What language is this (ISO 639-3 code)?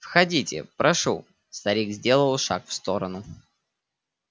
rus